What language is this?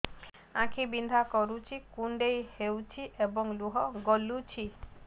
Odia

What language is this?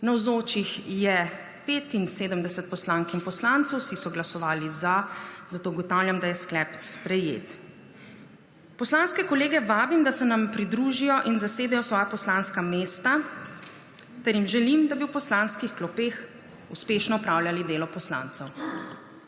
Slovenian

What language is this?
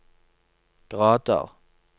Norwegian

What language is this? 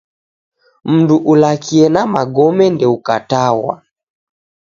Taita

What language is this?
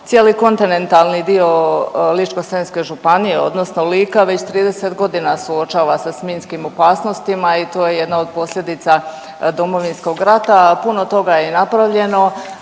Croatian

